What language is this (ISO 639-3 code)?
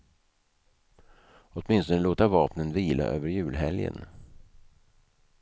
swe